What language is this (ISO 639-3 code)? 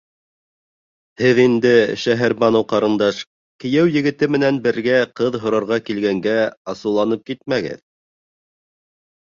bak